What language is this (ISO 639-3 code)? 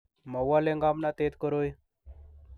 kln